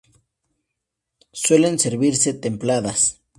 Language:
Spanish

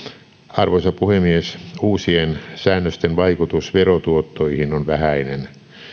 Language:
Finnish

